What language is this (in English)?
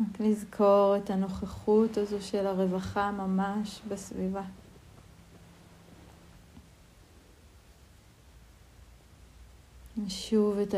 Hebrew